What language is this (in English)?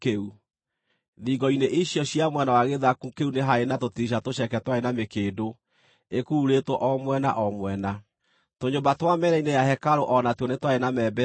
Kikuyu